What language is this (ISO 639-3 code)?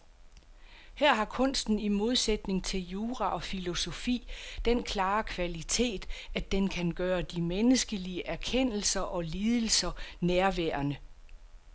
dan